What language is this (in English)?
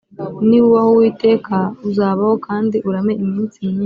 Kinyarwanda